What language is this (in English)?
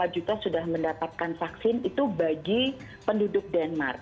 Indonesian